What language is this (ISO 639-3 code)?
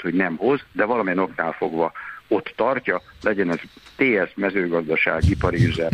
hun